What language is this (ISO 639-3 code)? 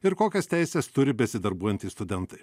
lit